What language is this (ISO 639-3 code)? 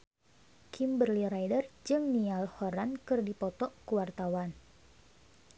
sun